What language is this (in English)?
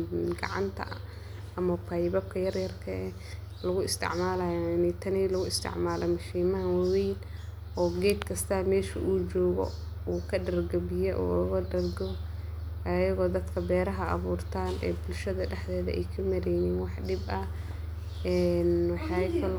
Somali